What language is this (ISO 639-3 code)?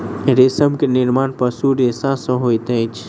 mai